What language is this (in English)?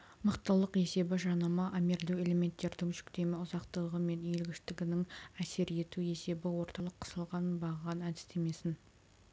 Kazakh